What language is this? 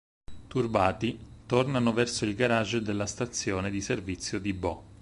Italian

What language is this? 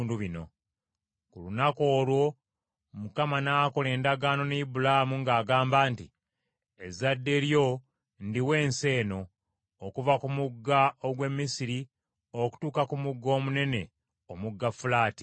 Ganda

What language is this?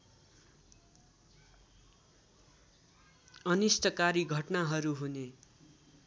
Nepali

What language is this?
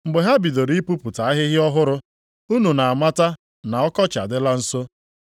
Igbo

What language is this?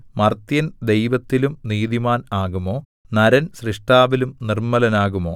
Malayalam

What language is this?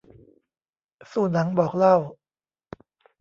Thai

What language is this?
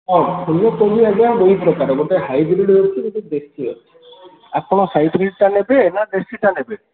Odia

